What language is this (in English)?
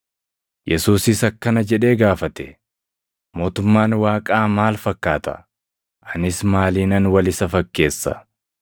Oromo